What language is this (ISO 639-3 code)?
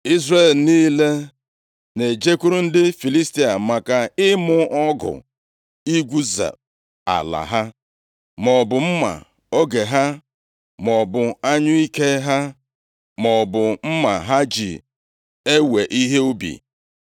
ibo